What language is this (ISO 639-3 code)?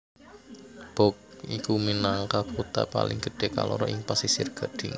jav